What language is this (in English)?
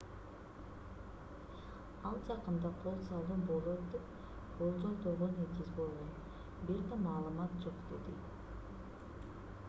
Kyrgyz